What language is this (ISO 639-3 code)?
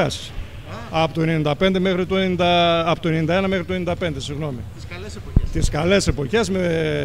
ell